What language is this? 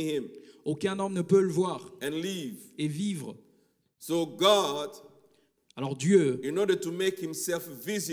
French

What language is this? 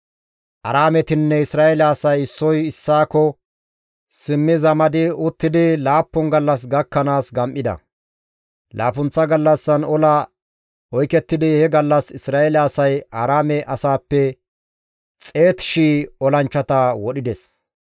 Gamo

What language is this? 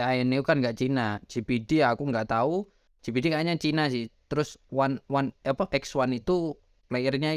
Indonesian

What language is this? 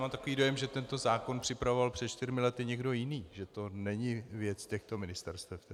Czech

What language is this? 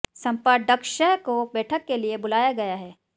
Hindi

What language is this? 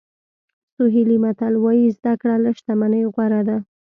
Pashto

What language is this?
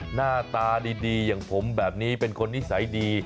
Thai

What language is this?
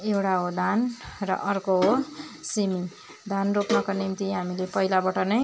Nepali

